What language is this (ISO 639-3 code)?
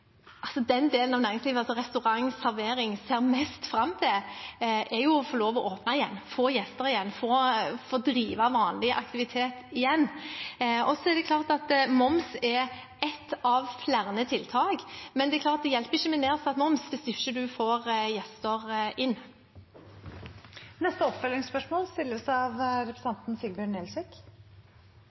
nor